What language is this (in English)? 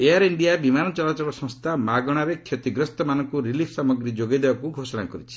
Odia